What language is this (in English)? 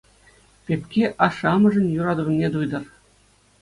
Chuvash